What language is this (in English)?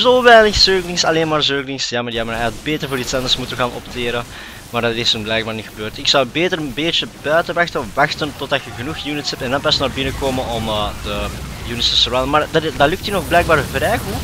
Dutch